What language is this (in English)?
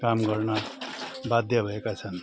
Nepali